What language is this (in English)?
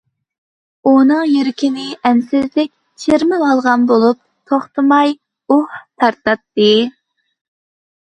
Uyghur